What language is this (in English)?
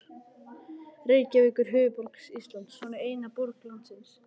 Icelandic